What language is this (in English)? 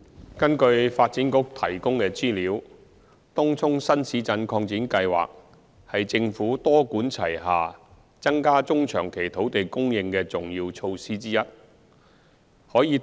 Cantonese